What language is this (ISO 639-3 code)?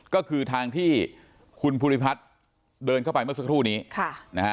tha